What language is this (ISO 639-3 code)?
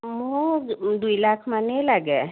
asm